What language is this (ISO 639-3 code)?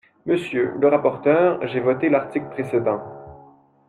fra